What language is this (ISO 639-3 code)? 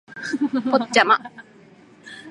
jpn